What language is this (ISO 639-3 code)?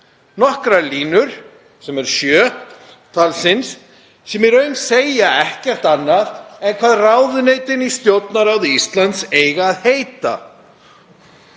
isl